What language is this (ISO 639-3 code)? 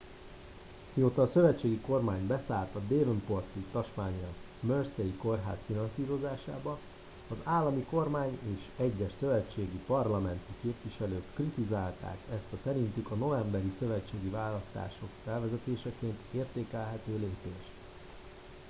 hun